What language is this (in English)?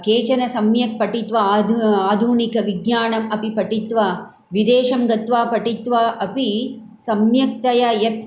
Sanskrit